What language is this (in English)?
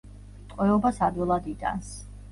Georgian